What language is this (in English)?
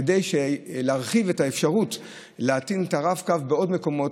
Hebrew